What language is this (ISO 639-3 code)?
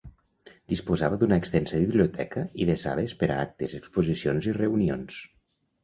cat